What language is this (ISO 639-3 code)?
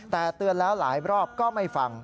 tha